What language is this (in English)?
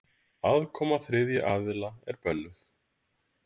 Icelandic